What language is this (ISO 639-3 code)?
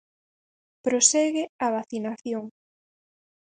glg